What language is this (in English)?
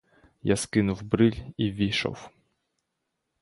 Ukrainian